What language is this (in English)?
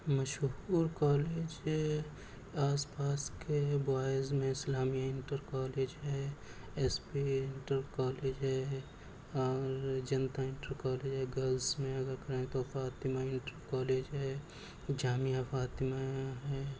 Urdu